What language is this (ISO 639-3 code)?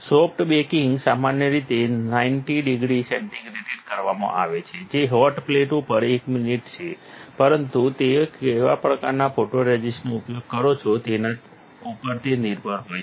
guj